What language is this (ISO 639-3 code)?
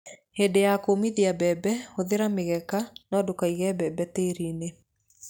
kik